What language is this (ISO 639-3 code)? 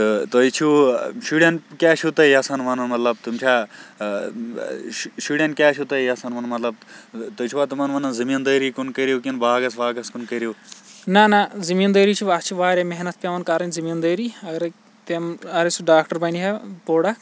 kas